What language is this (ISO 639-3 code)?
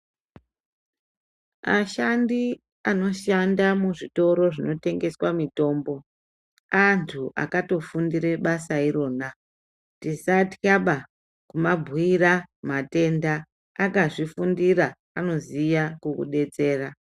ndc